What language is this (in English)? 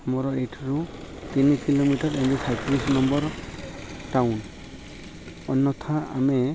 Odia